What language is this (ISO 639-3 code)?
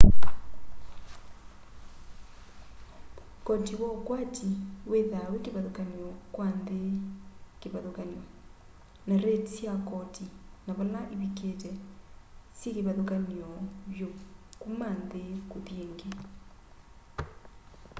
kam